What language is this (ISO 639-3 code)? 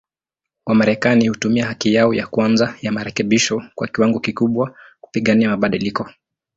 swa